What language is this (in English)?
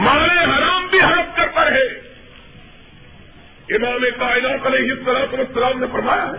Urdu